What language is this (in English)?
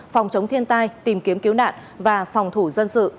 Vietnamese